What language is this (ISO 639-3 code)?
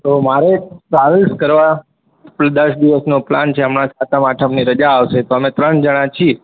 guj